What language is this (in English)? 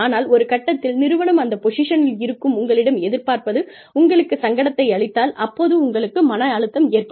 Tamil